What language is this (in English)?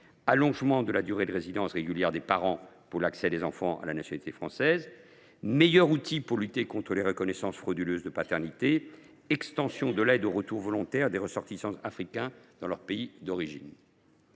French